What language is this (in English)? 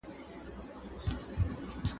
Pashto